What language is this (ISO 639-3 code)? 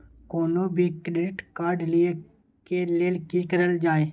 mai